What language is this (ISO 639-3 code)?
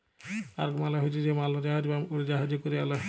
ben